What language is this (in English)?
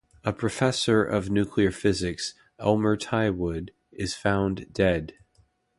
English